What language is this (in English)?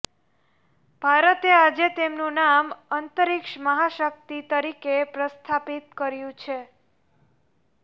Gujarati